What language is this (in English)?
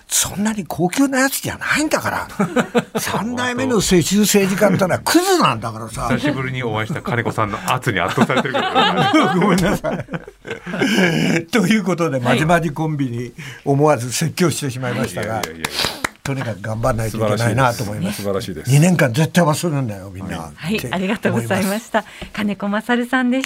Japanese